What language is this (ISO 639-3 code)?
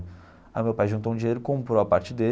por